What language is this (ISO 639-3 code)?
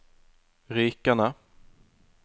nor